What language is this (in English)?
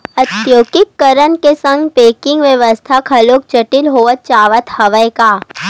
Chhattisgarhi